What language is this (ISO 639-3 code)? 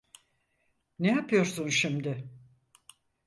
tur